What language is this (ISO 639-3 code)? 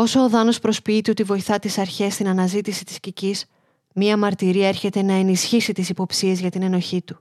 ell